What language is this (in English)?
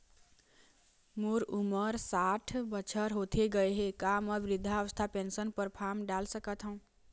Chhattisgarhi